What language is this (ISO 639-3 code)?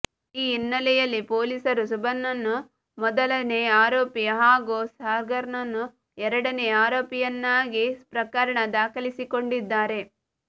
kan